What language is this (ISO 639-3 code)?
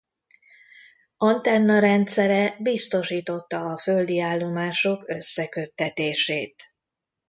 hun